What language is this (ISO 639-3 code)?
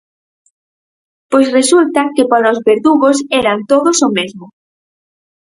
glg